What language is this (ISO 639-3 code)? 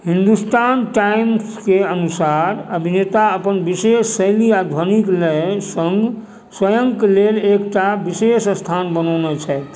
mai